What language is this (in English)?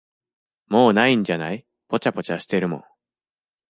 Japanese